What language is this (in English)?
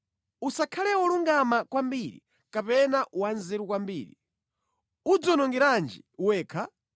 Nyanja